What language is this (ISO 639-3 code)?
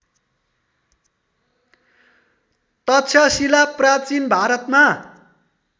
nep